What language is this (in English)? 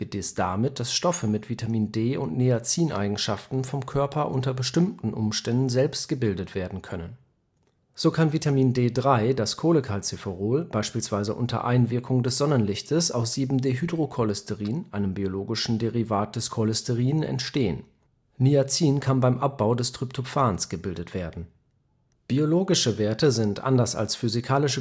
German